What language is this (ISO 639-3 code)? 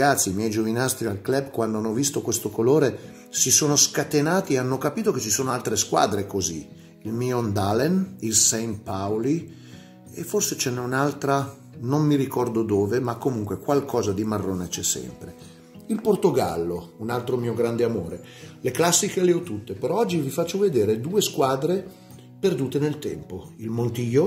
ita